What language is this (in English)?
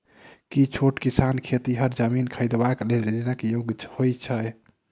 Maithili